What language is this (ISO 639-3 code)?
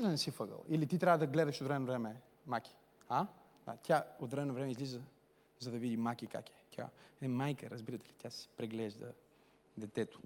bul